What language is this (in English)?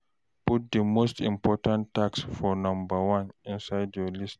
Nigerian Pidgin